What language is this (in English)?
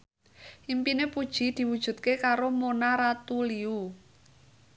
Javanese